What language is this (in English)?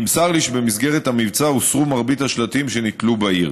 Hebrew